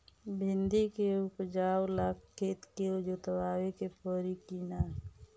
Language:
Bhojpuri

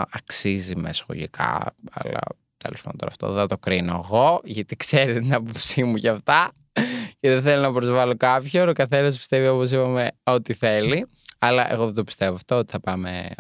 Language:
Greek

